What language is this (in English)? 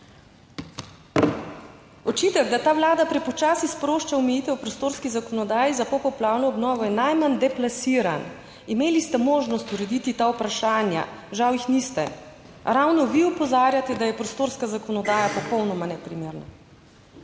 Slovenian